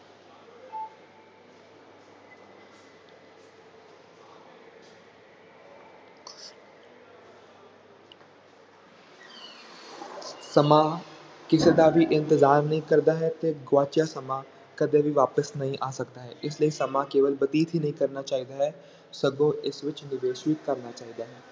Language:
Punjabi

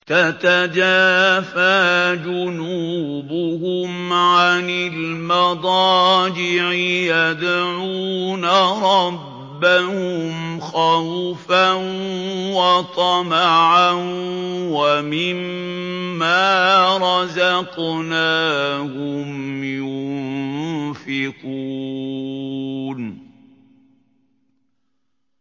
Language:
Arabic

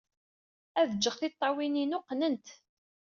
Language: Kabyle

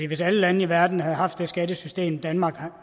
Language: Danish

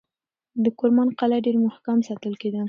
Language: Pashto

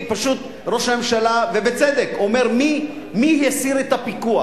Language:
Hebrew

